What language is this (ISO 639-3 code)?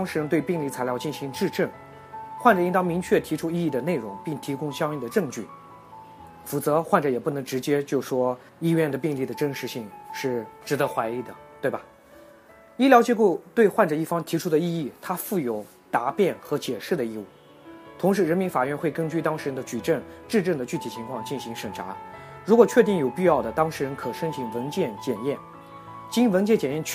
zho